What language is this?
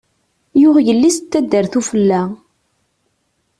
Kabyle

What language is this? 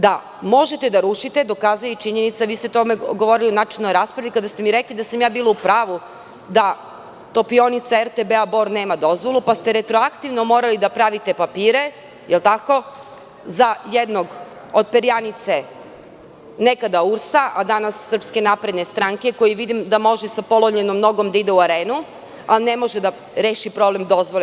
Serbian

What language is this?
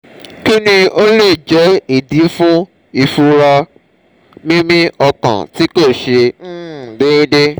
Yoruba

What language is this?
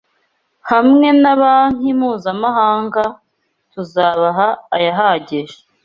Kinyarwanda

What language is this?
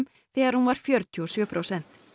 Icelandic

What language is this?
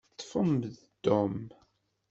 Kabyle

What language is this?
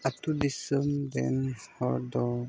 Santali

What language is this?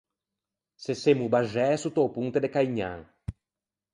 Ligurian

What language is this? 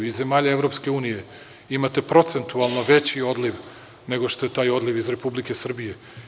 Serbian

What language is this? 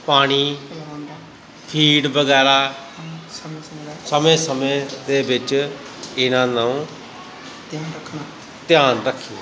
Punjabi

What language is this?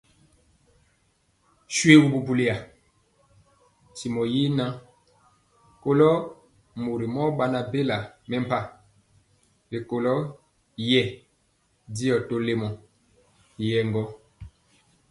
Mpiemo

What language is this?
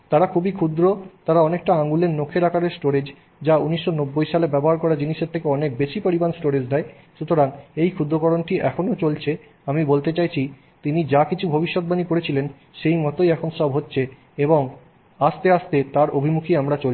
Bangla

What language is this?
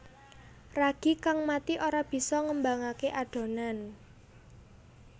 Javanese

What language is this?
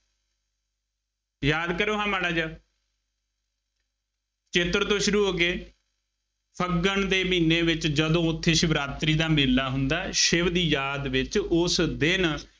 Punjabi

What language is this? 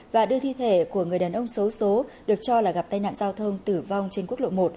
Vietnamese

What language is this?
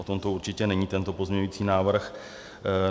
Czech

